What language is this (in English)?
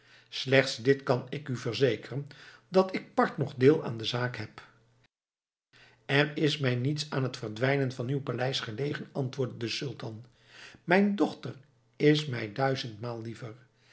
Dutch